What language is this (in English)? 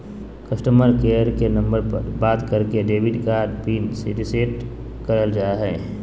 Magahi